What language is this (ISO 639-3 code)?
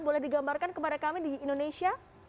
ind